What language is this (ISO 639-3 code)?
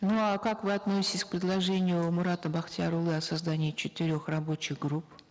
kaz